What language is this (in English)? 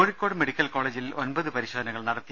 Malayalam